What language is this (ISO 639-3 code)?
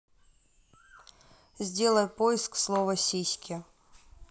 rus